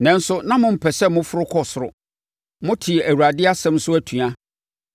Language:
Akan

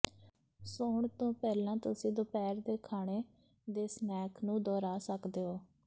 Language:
Punjabi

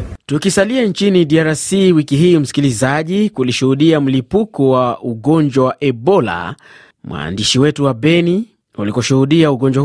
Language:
Swahili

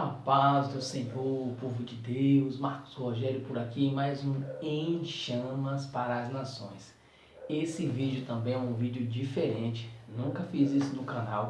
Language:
Portuguese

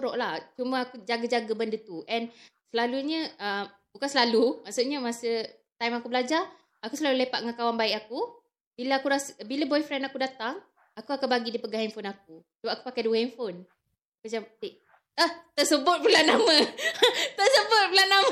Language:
Malay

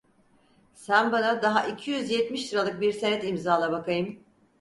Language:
Turkish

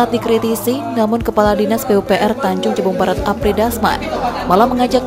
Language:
Indonesian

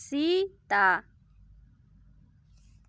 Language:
Santali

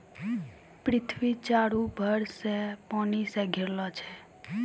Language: Maithili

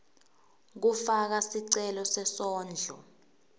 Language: Swati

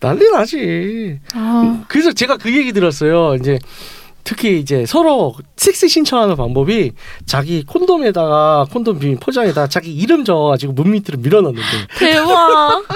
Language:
Korean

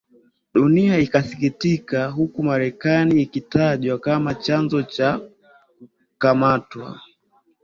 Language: Swahili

